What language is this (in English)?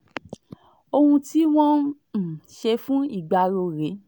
Yoruba